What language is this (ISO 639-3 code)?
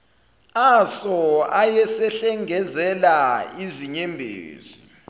zul